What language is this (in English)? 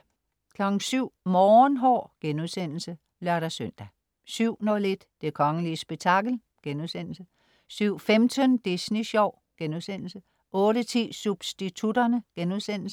Danish